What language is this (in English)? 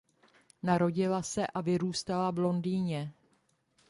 Czech